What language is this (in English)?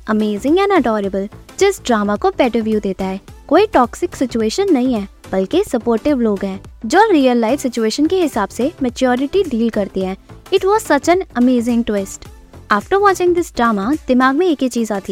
Hindi